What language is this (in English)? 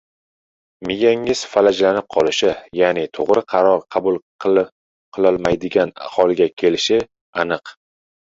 Uzbek